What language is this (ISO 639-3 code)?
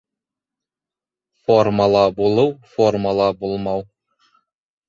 bak